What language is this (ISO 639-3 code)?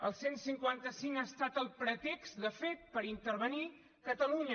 cat